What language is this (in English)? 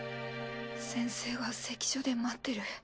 Japanese